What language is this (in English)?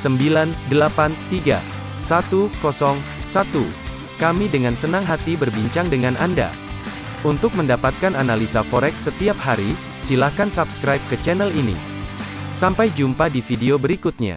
Indonesian